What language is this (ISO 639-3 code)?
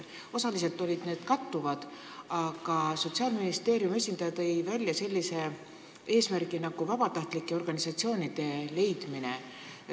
est